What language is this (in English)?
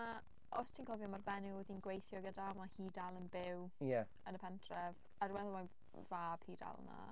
Welsh